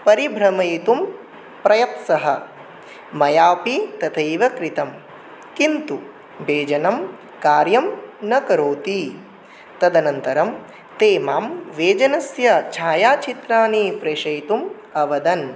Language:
Sanskrit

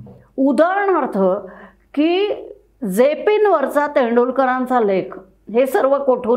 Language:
Marathi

